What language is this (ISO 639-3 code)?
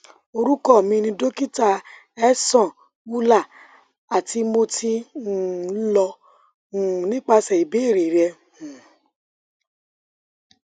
yor